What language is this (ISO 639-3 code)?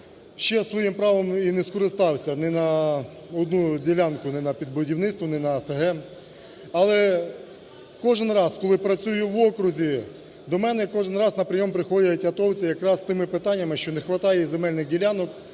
ukr